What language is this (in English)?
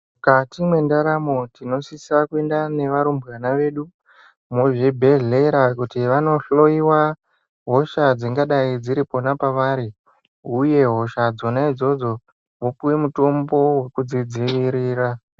Ndau